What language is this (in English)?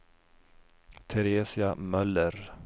Swedish